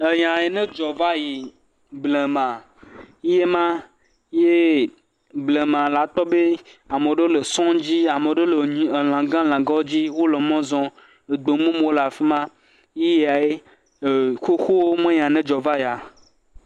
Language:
Ewe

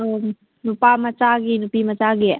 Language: Manipuri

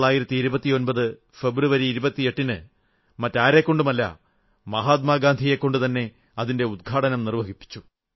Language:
Malayalam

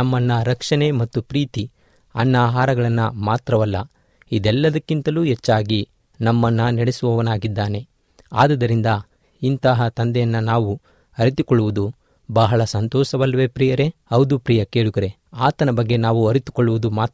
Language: Kannada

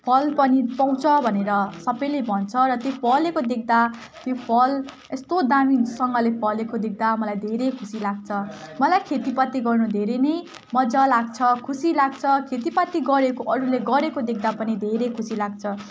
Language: Nepali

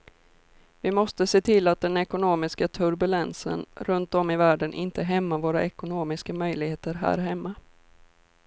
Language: Swedish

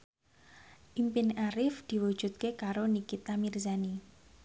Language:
Javanese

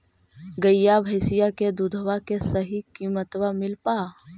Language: Magahi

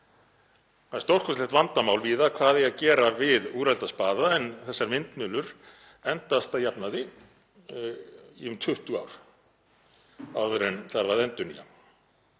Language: Icelandic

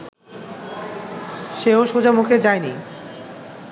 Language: Bangla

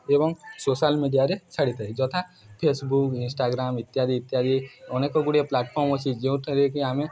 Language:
Odia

